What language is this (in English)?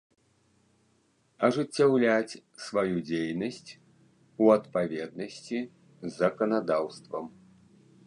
Belarusian